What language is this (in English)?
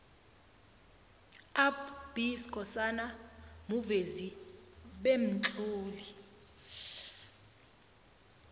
South Ndebele